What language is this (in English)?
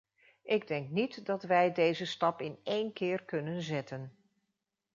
Dutch